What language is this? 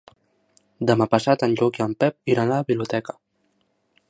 Catalan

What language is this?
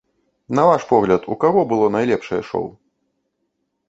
Belarusian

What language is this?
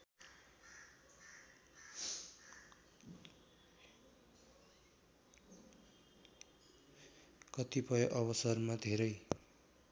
Nepali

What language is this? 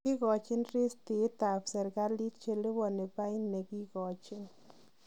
Kalenjin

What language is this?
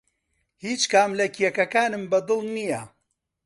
Central Kurdish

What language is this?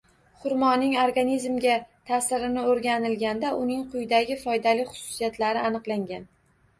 Uzbek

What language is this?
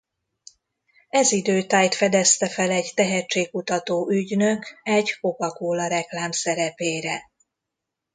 Hungarian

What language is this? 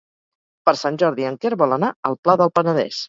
Catalan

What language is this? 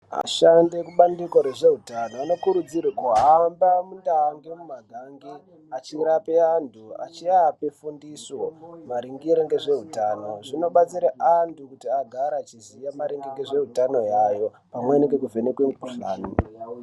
Ndau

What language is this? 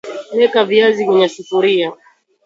Swahili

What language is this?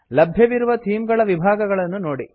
Kannada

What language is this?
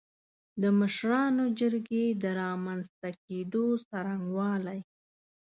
Pashto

